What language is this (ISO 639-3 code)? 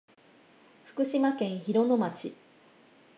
jpn